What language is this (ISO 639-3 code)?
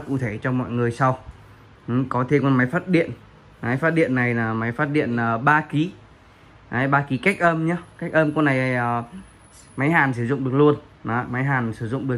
vie